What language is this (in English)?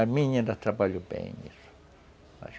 Portuguese